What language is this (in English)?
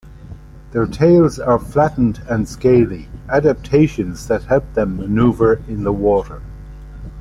English